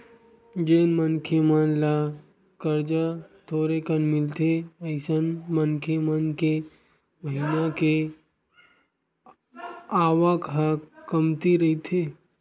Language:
Chhattisgarhi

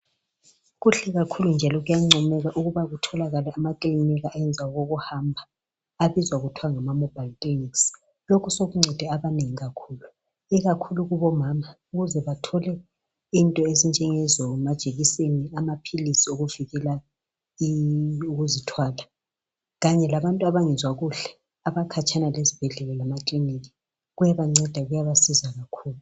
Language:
North Ndebele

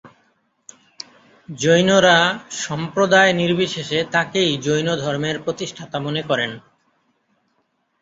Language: Bangla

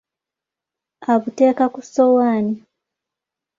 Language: Ganda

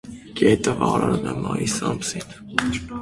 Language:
Armenian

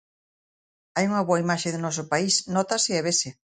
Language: Galician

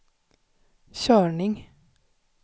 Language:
Swedish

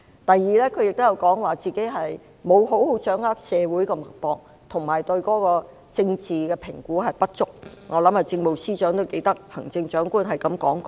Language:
Cantonese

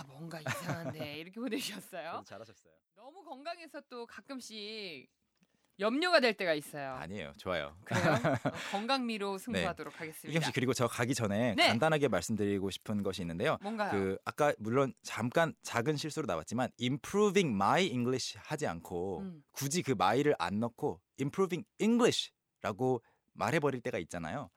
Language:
Korean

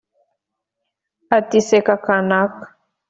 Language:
Kinyarwanda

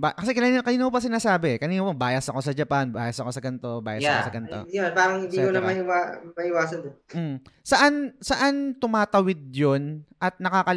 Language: Filipino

